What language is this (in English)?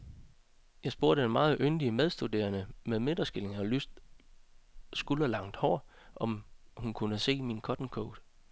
Danish